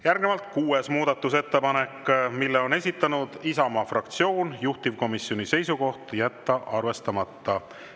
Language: Estonian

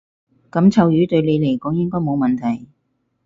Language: Cantonese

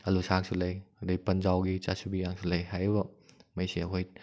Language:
Manipuri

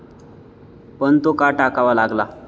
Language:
Marathi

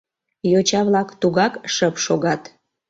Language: Mari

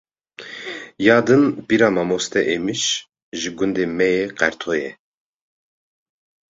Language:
Kurdish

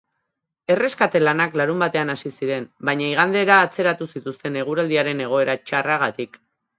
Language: Basque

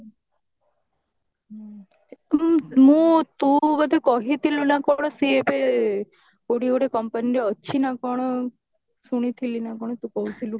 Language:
Odia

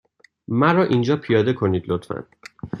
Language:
Persian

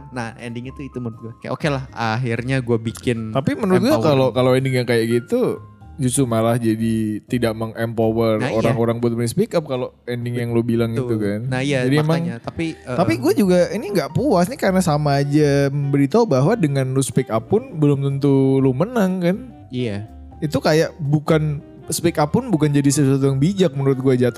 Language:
Indonesian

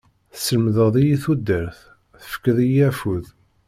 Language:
Kabyle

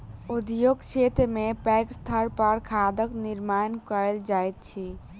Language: Maithili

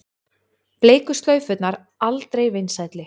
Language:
Icelandic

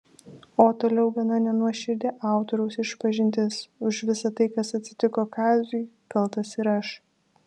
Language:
Lithuanian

